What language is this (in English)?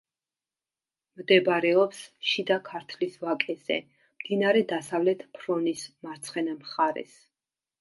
Georgian